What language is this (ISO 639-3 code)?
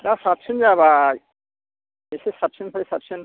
brx